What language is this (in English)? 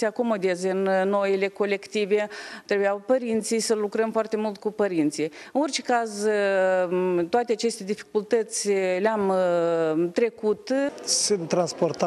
Romanian